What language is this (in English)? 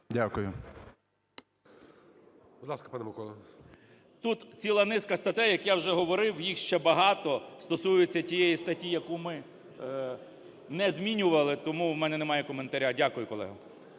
Ukrainian